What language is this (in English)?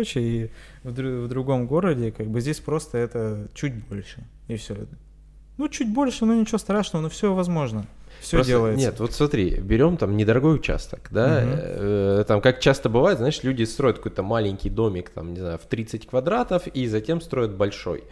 Russian